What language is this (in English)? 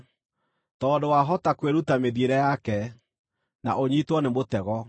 Kikuyu